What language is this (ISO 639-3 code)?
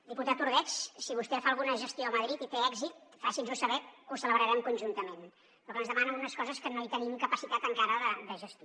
cat